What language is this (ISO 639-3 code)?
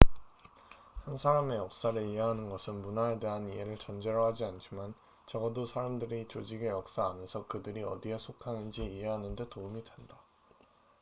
kor